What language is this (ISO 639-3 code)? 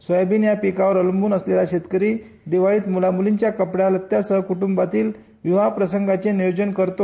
mar